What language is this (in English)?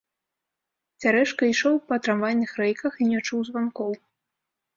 Belarusian